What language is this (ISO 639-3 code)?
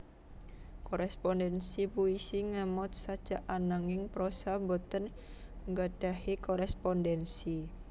jav